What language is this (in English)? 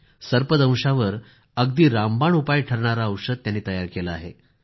Marathi